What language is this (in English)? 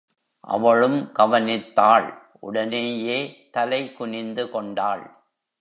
Tamil